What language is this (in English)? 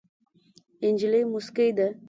Pashto